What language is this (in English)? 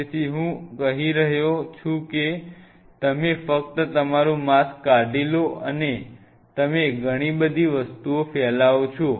Gujarati